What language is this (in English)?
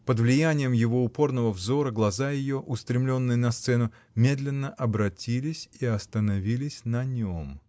Russian